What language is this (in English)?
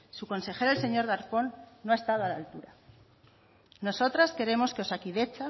Spanish